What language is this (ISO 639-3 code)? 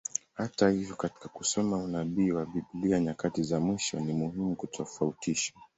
swa